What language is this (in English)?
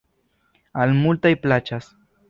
Esperanto